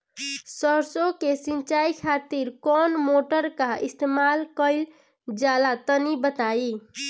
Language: Bhojpuri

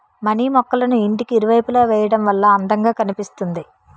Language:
Telugu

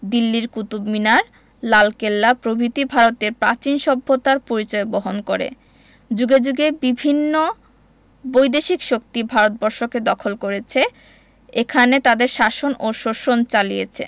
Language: Bangla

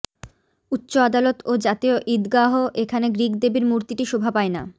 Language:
Bangla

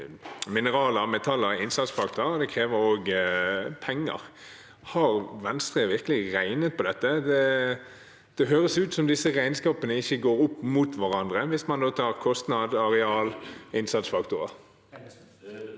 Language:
Norwegian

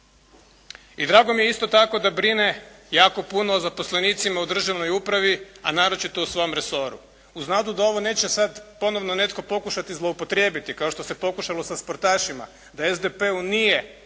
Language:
Croatian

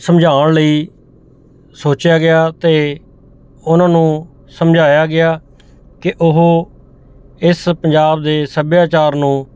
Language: Punjabi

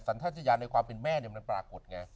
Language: Thai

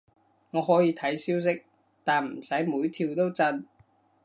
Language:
Cantonese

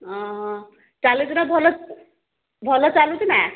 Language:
Odia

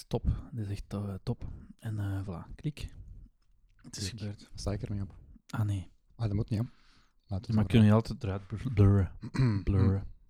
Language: Dutch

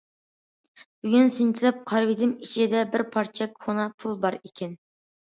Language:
Uyghur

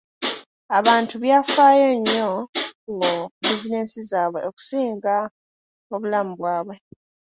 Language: Ganda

